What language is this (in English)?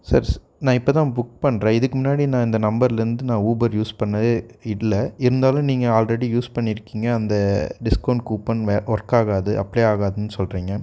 Tamil